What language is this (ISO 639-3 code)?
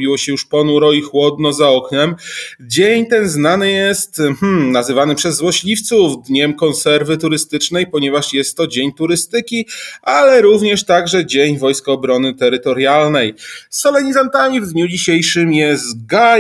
pol